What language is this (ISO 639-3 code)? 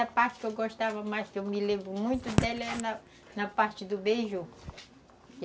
por